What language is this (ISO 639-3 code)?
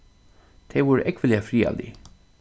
fao